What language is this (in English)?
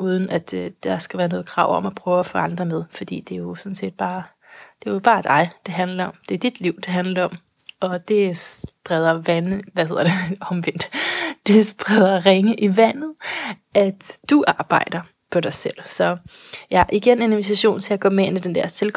Danish